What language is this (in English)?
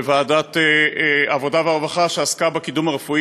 Hebrew